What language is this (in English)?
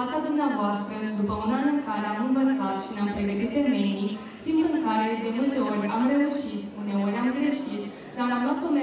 Romanian